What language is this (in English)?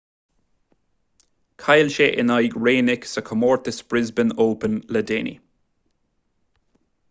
Irish